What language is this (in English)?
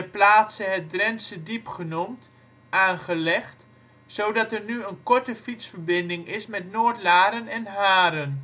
Dutch